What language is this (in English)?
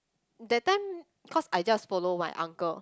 English